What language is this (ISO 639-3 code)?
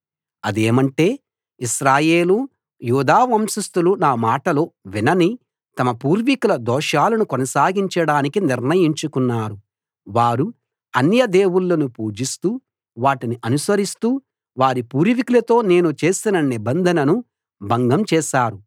tel